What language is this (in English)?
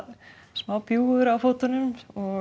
Icelandic